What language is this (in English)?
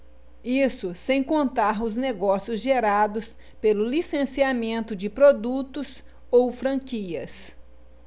Portuguese